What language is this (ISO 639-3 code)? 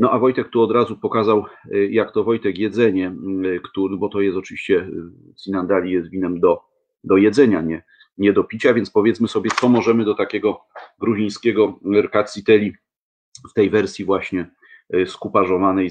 pol